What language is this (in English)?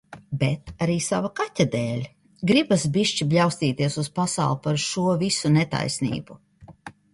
Latvian